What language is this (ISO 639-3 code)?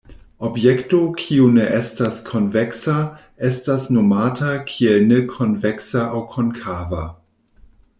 epo